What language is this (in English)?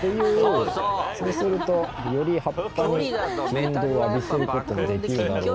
Japanese